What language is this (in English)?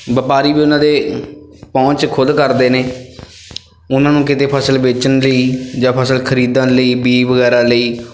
Punjabi